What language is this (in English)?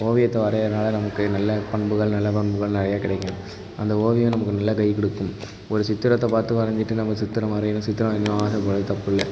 Tamil